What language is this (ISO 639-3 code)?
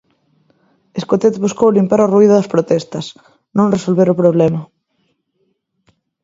glg